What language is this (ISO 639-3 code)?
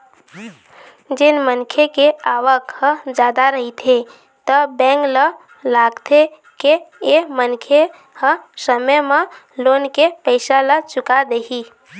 hne